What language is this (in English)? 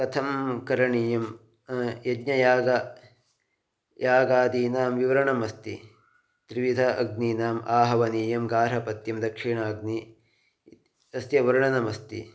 Sanskrit